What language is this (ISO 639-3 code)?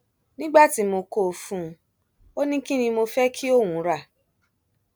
yor